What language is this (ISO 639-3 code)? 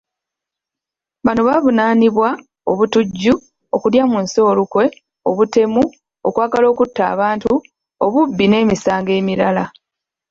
lug